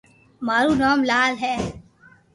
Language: Loarki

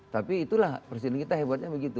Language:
Indonesian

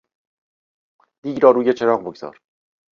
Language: Persian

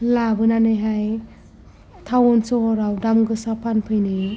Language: Bodo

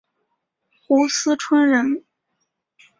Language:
Chinese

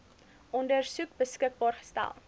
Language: Afrikaans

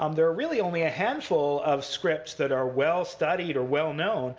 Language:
English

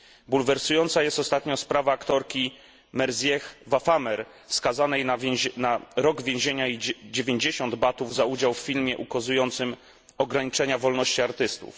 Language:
Polish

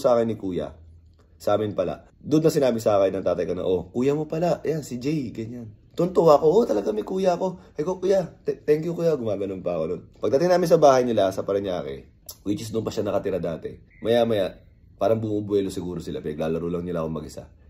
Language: Filipino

